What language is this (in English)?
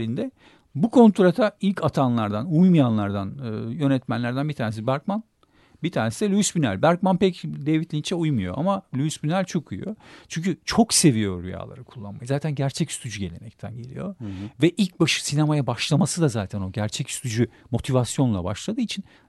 Turkish